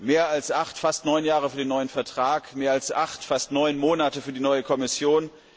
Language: German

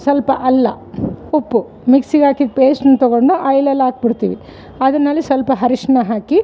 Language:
Kannada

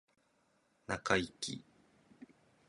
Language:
Japanese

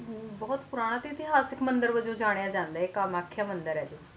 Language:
Punjabi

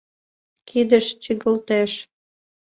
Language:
Mari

